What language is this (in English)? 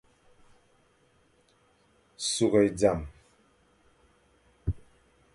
Fang